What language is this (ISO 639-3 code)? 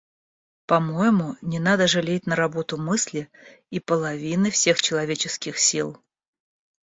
rus